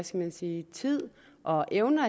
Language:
Danish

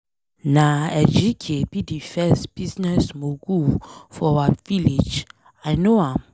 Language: Nigerian Pidgin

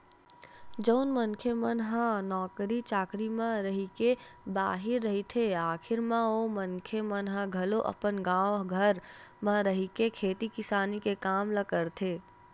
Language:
Chhattisgarhi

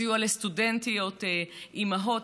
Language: Hebrew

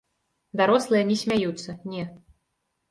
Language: Belarusian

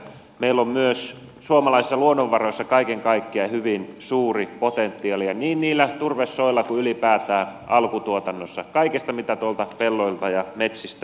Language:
Finnish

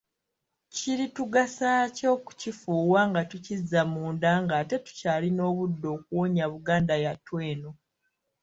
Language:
Ganda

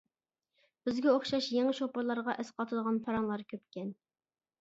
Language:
Uyghur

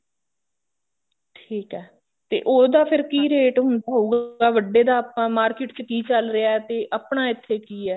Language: Punjabi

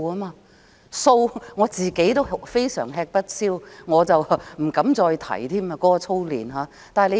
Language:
Cantonese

